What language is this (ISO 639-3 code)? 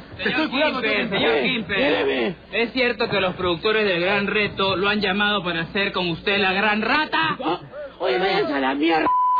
spa